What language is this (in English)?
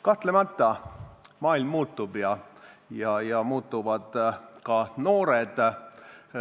Estonian